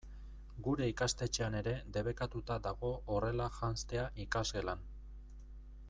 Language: Basque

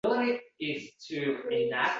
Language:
Uzbek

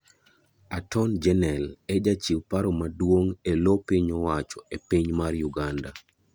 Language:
Luo (Kenya and Tanzania)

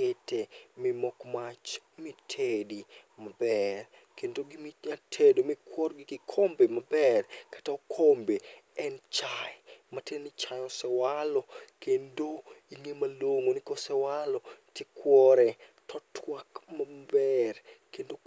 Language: Luo (Kenya and Tanzania)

